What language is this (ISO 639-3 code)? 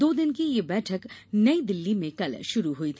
hin